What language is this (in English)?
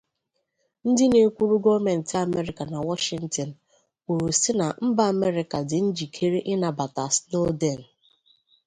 Igbo